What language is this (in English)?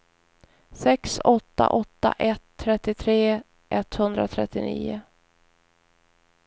Swedish